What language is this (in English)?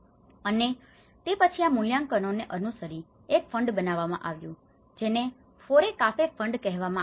Gujarati